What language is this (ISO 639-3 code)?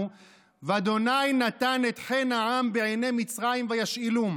heb